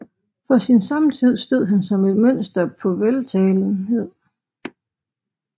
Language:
Danish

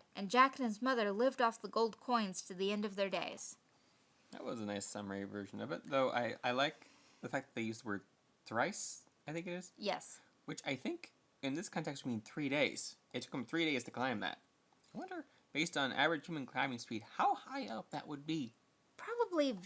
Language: English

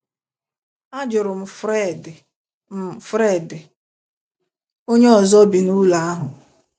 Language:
Igbo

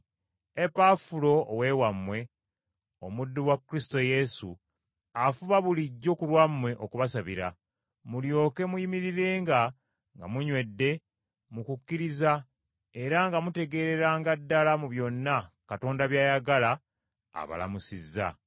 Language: Ganda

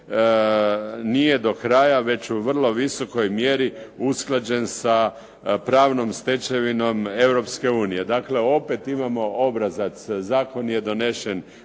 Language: Croatian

